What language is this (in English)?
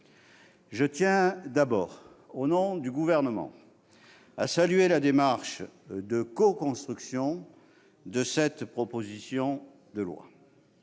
French